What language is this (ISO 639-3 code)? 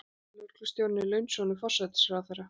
isl